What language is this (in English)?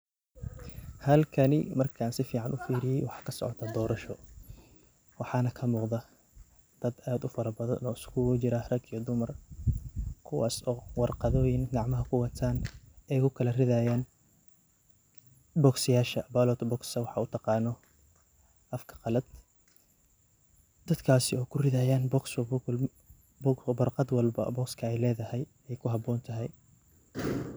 Somali